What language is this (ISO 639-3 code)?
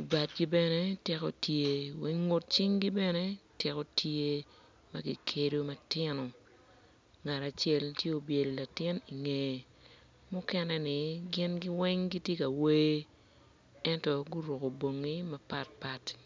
ach